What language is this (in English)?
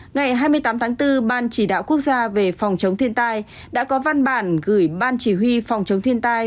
Vietnamese